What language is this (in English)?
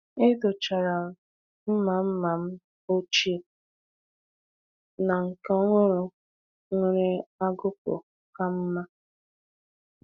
Igbo